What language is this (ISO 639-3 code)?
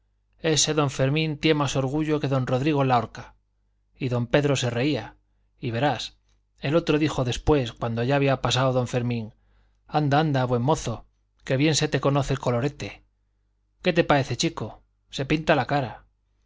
spa